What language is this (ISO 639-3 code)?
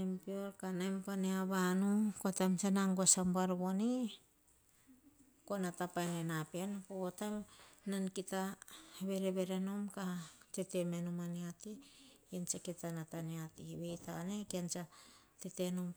hah